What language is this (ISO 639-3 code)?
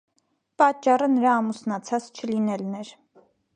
hye